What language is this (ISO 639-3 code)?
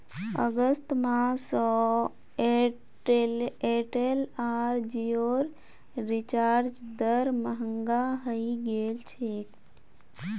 mag